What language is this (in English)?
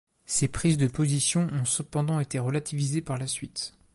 French